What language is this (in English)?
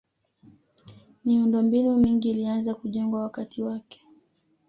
Swahili